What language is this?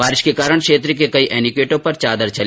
Hindi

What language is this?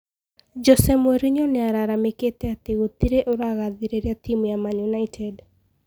Kikuyu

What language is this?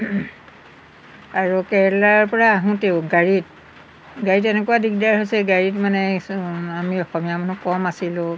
Assamese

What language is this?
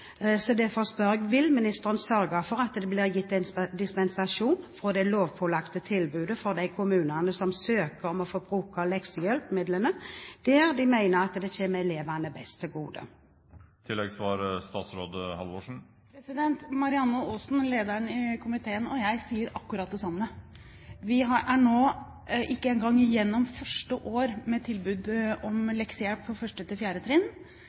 Norwegian Bokmål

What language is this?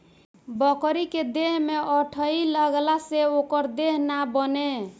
Bhojpuri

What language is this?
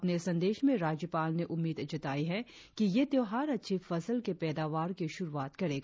Hindi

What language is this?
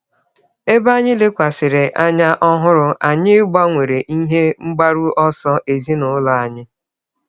Igbo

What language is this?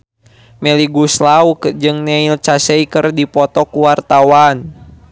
Sundanese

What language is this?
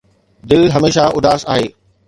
Sindhi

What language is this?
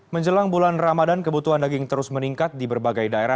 Indonesian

